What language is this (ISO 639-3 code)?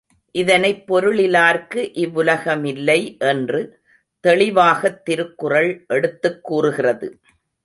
tam